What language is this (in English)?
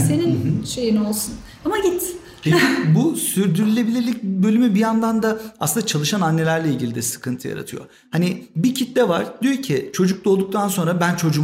Turkish